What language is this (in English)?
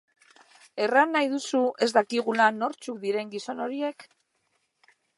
Basque